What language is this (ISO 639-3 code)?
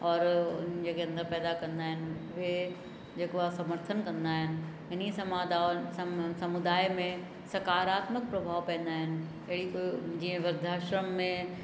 snd